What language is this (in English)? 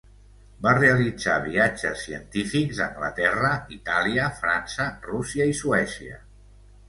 Catalan